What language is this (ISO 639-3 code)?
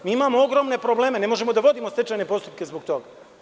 srp